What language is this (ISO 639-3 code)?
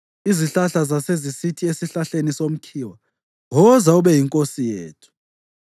nde